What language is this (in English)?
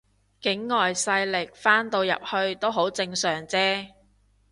Cantonese